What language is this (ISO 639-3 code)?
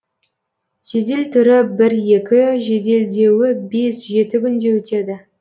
kaz